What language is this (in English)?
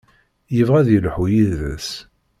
Kabyle